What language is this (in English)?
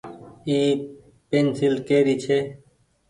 Goaria